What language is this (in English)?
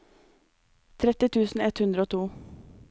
Norwegian